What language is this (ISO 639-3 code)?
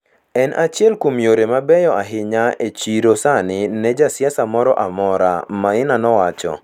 luo